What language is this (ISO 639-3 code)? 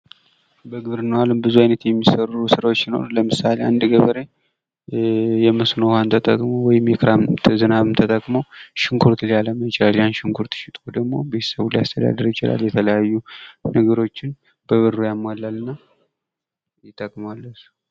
amh